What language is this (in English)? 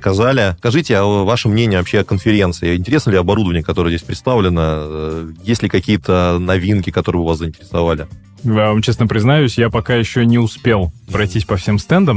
Russian